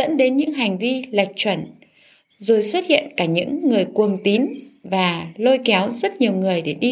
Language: Vietnamese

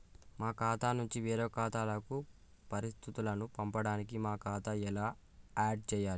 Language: Telugu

